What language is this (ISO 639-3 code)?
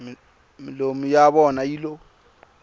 tso